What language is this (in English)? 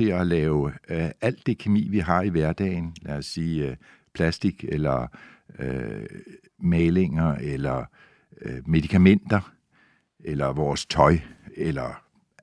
Danish